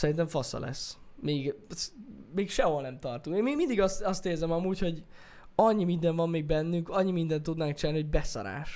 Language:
Hungarian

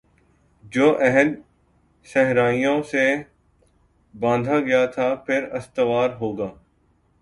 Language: Urdu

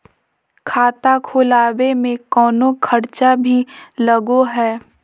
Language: Magahi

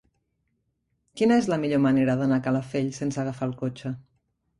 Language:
Catalan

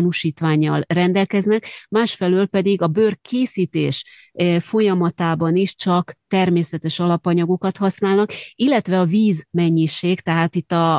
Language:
Hungarian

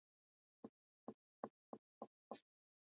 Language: Swahili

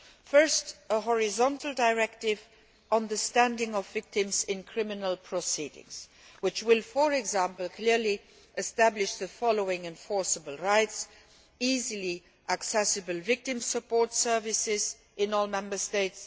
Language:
English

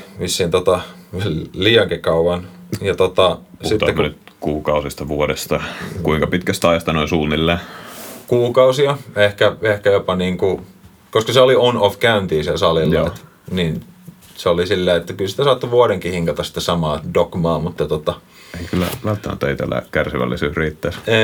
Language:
Finnish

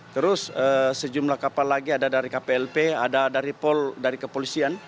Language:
Indonesian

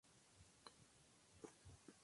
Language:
Spanish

